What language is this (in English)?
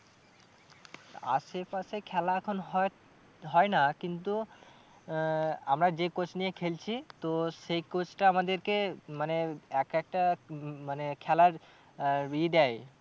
Bangla